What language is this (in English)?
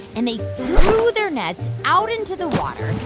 English